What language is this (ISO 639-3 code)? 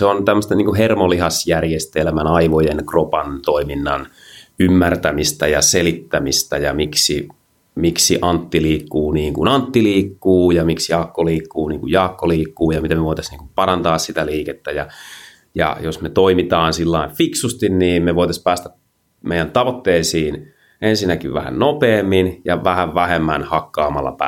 fin